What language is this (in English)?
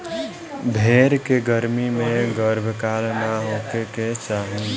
Bhojpuri